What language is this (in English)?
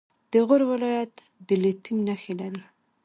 Pashto